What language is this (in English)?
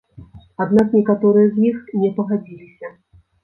Belarusian